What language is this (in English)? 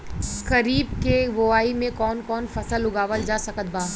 Bhojpuri